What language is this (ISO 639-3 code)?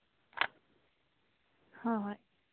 mni